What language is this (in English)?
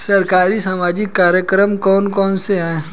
Hindi